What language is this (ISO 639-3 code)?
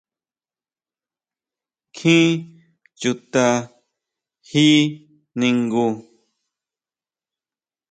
mau